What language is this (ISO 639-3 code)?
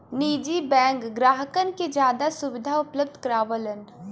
bho